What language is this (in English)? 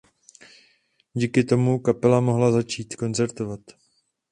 Czech